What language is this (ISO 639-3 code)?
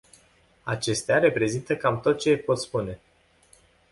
ron